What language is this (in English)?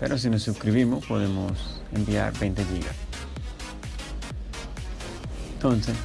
Spanish